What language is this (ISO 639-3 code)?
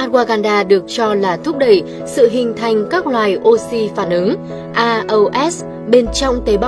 vie